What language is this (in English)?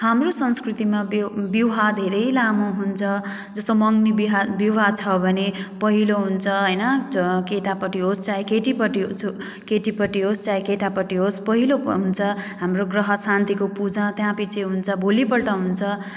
Nepali